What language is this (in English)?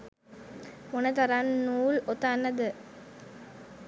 Sinhala